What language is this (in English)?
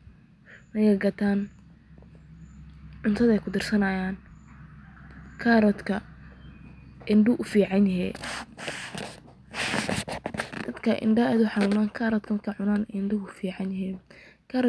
Somali